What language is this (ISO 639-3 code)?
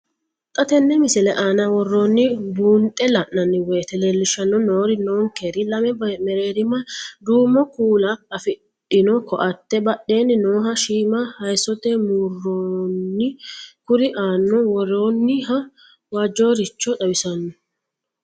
sid